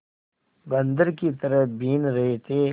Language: Hindi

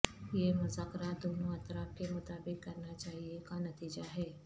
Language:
Urdu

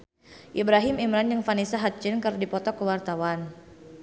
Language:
Sundanese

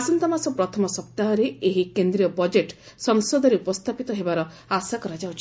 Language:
Odia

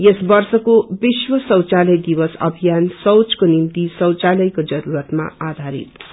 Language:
Nepali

